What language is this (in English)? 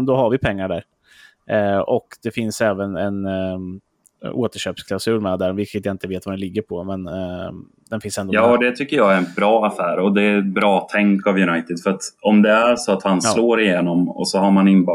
Swedish